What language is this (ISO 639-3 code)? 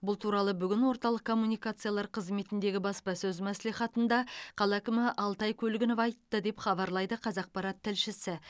kaz